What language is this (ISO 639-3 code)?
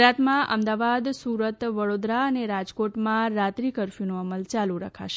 guj